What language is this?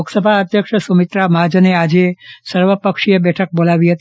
Gujarati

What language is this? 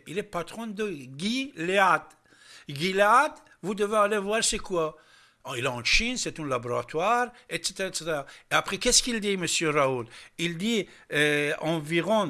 French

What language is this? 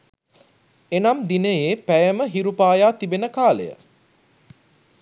Sinhala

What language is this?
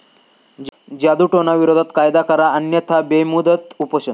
Marathi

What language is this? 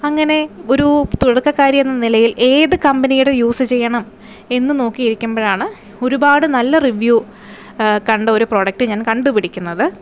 Malayalam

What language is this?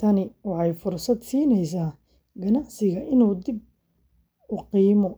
Somali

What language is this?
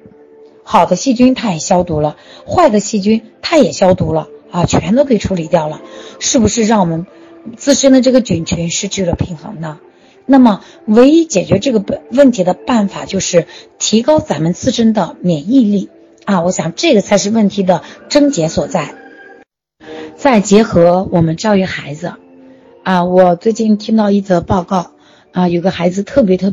Chinese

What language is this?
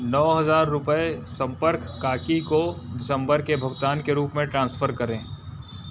Hindi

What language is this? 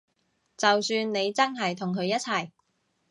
Cantonese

